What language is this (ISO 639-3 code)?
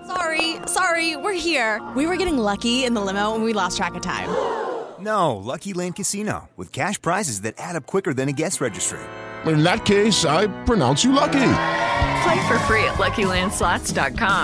tur